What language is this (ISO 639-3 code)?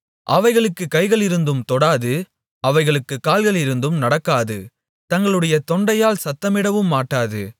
tam